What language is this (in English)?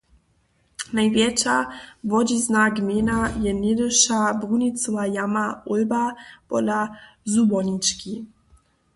Upper Sorbian